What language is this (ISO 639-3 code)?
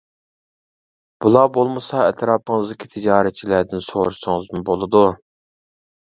uig